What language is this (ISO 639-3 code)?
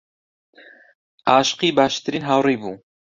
ckb